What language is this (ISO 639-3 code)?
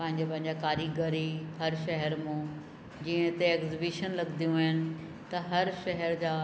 snd